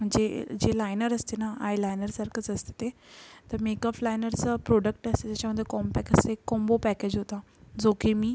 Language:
Marathi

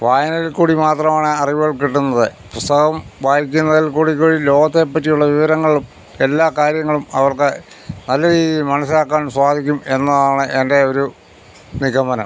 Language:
Malayalam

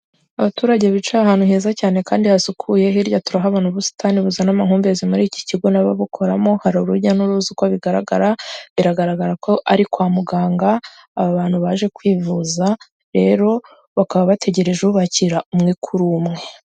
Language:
Kinyarwanda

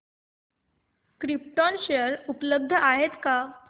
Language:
Marathi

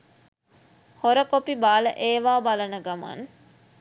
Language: Sinhala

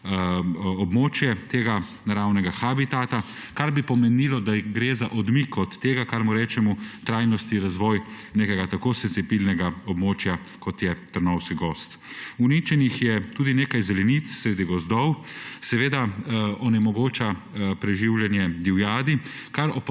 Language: Slovenian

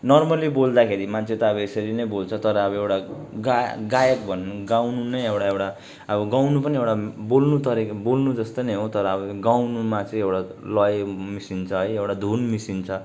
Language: Nepali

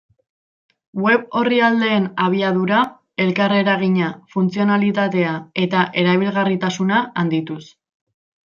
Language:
Basque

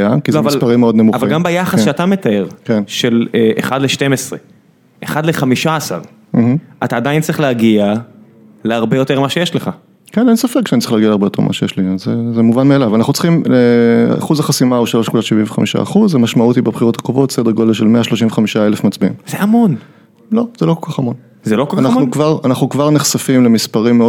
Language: Hebrew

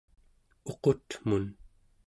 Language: Central Yupik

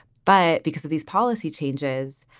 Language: English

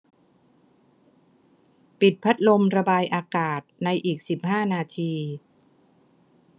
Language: Thai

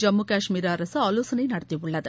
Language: Tamil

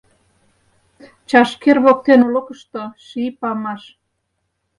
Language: Mari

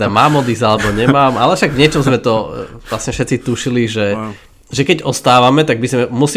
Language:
Slovak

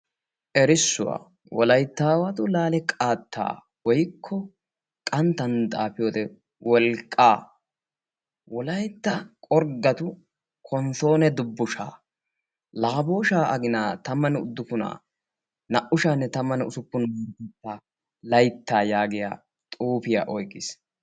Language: Wolaytta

